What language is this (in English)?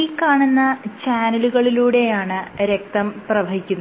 Malayalam